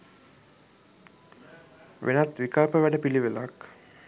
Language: Sinhala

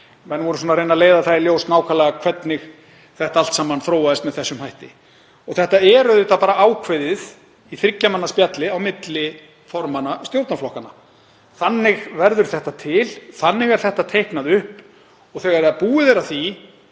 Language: Icelandic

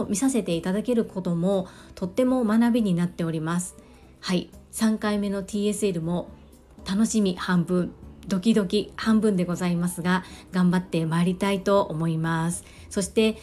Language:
Japanese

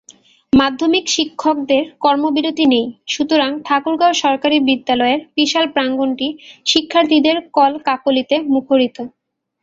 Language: Bangla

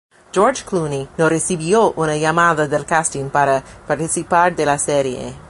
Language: Spanish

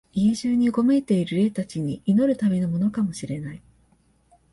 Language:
Japanese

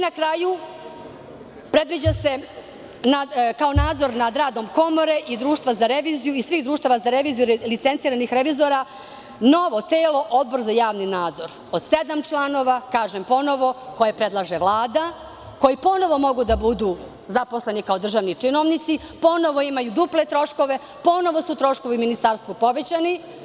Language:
Serbian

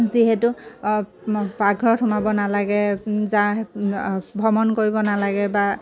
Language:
Assamese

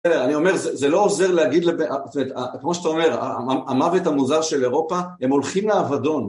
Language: Hebrew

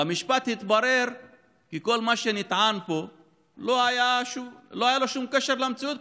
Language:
Hebrew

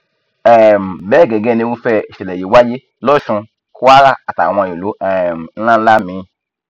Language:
Yoruba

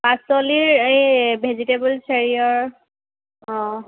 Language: Assamese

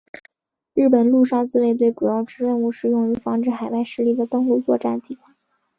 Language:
Chinese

